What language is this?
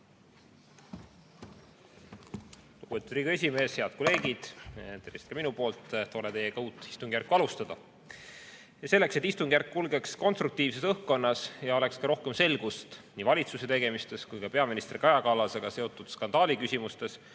Estonian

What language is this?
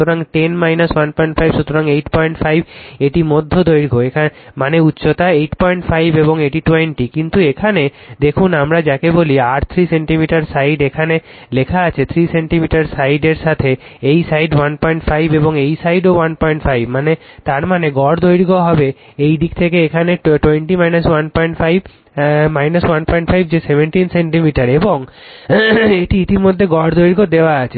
Bangla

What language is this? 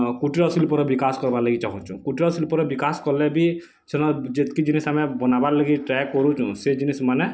Odia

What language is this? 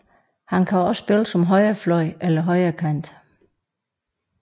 Danish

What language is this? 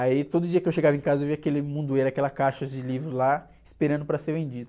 Portuguese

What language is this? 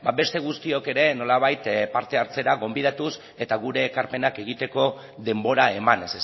Basque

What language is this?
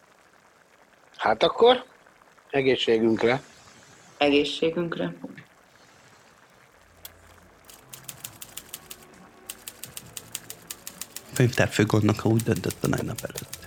Hungarian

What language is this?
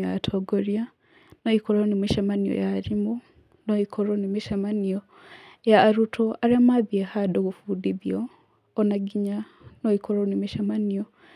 Kikuyu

